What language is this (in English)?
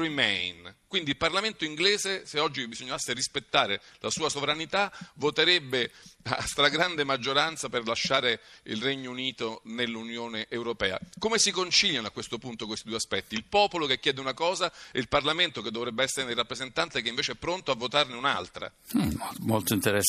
Italian